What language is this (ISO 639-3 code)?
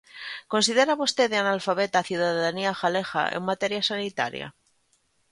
glg